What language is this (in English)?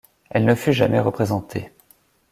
French